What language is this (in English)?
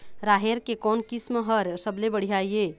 Chhattisgarhi